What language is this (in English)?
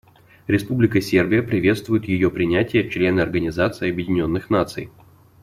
Russian